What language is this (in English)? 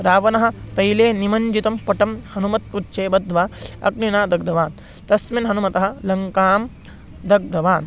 Sanskrit